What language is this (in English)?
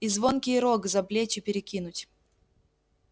Russian